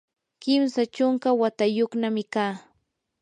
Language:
Yanahuanca Pasco Quechua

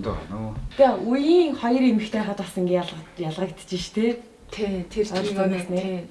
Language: Turkish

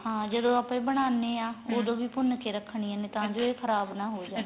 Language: Punjabi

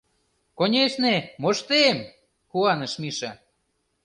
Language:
Mari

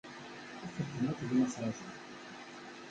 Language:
Kabyle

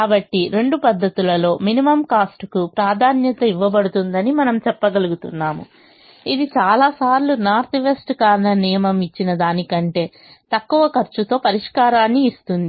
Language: Telugu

